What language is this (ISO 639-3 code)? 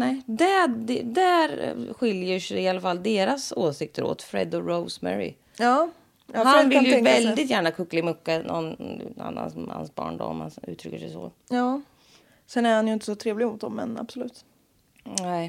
swe